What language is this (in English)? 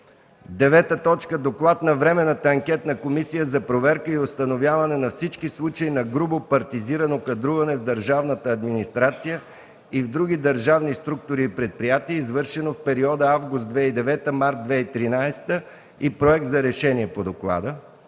Bulgarian